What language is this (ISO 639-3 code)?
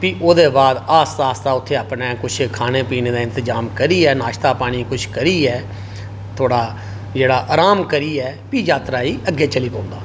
doi